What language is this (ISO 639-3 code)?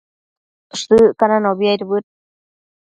mcf